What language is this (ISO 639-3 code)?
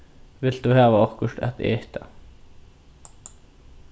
fao